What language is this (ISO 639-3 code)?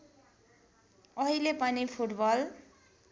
nep